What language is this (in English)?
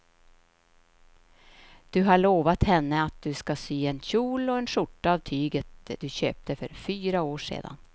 Swedish